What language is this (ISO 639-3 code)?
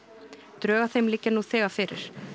isl